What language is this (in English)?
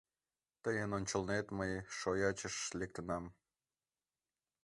Mari